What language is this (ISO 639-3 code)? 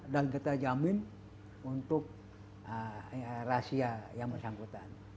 ind